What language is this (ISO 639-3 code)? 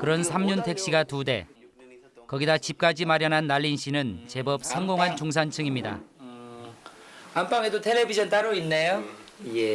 kor